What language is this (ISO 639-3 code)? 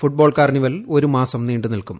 mal